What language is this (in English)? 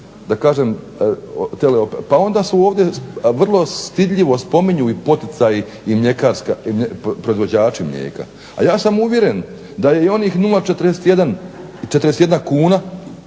Croatian